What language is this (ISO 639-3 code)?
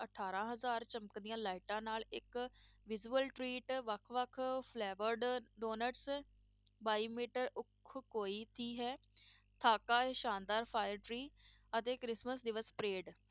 pan